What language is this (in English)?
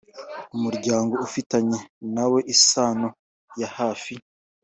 Kinyarwanda